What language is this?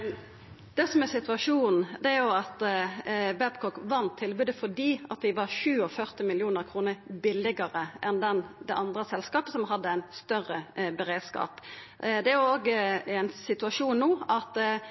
Norwegian Nynorsk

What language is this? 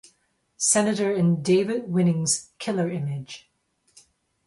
English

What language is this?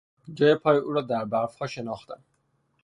Persian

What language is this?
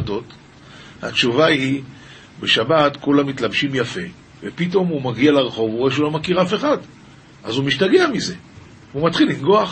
Hebrew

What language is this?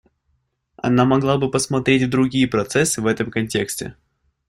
Russian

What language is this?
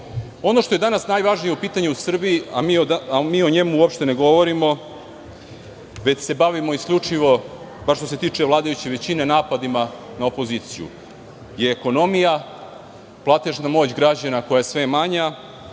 Serbian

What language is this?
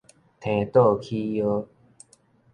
Min Nan Chinese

